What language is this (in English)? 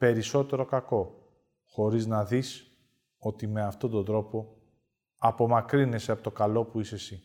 Greek